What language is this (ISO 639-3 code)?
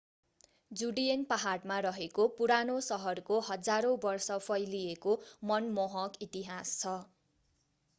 nep